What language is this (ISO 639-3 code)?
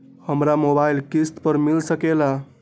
mag